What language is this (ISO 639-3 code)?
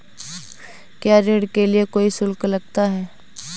hin